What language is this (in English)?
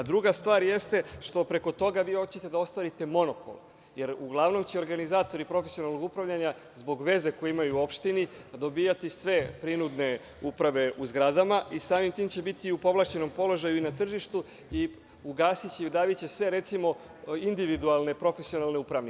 Serbian